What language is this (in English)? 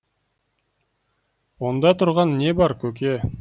Kazakh